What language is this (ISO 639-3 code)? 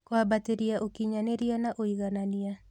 kik